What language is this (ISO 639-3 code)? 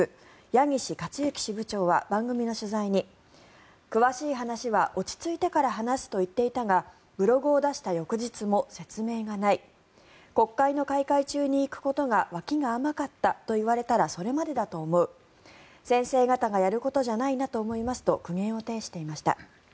jpn